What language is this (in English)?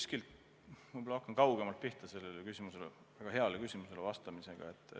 Estonian